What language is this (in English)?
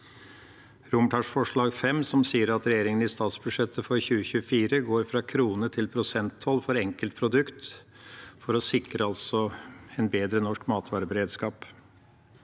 Norwegian